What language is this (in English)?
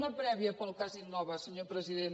Catalan